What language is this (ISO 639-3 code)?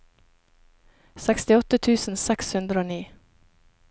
nor